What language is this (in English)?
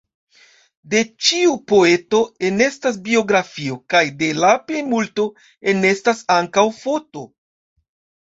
Esperanto